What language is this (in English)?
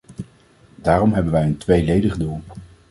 Dutch